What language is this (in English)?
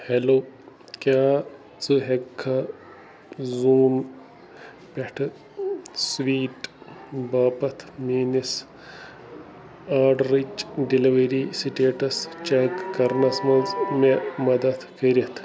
Kashmiri